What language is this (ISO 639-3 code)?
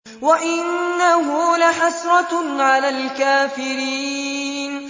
ara